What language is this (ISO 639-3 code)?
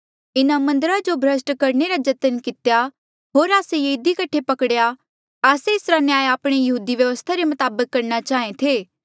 mjl